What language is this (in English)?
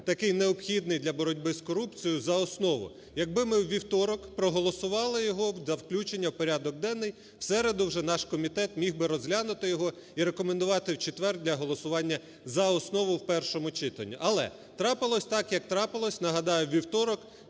Ukrainian